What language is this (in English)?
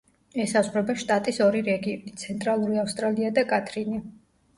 Georgian